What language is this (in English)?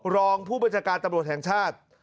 Thai